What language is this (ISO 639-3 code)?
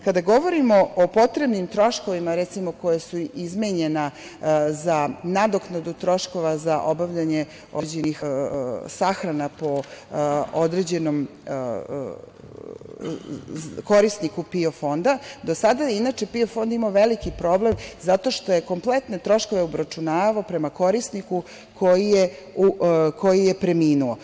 srp